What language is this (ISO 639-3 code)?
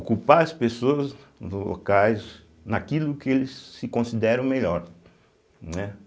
por